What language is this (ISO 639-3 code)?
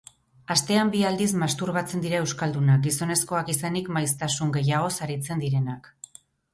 eus